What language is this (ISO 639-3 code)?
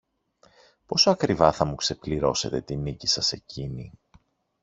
ell